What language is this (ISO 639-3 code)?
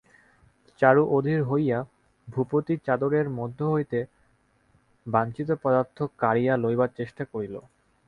ben